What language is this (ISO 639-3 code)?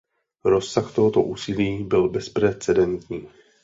ces